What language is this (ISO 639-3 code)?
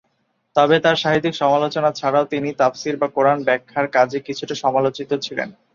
ben